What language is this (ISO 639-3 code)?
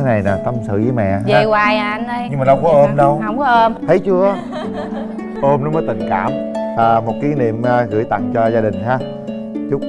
vie